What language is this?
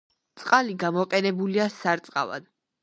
Georgian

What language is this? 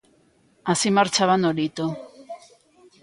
Galician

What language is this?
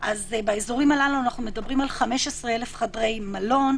Hebrew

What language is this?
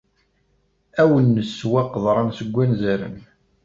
Kabyle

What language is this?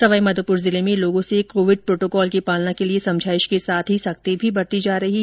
Hindi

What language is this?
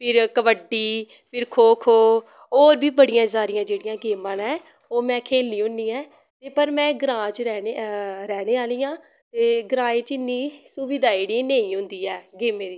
Dogri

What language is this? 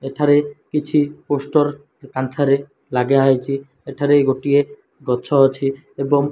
Odia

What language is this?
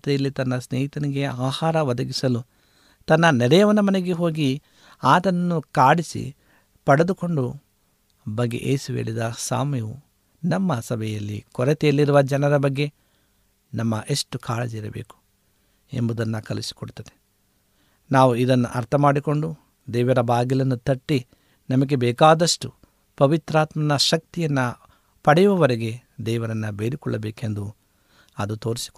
Kannada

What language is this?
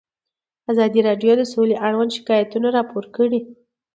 Pashto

